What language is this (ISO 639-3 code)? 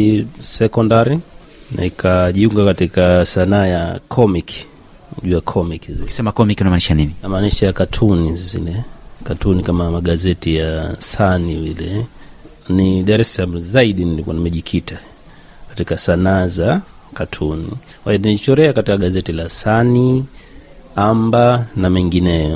swa